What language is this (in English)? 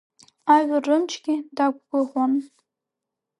Abkhazian